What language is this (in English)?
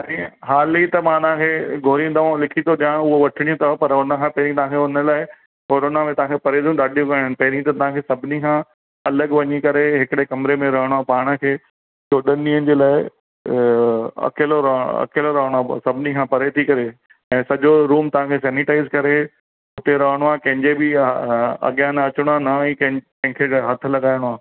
Sindhi